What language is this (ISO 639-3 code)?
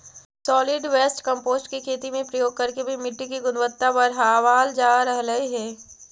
mag